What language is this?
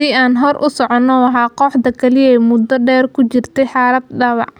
Somali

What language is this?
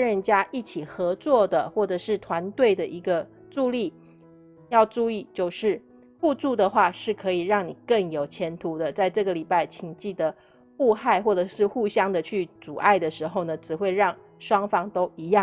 Chinese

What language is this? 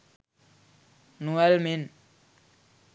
Sinhala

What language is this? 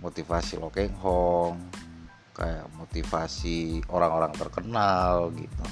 Indonesian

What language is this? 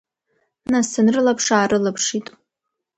Abkhazian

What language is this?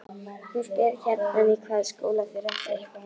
Icelandic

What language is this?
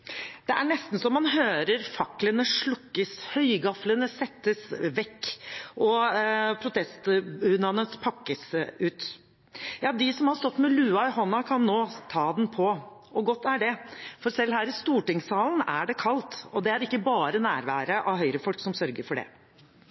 Norwegian Bokmål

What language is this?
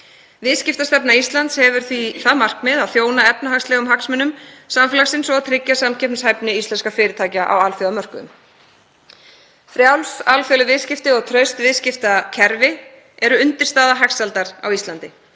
Icelandic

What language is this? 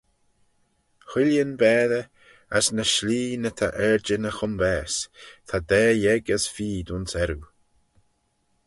Manx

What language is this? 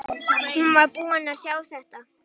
Icelandic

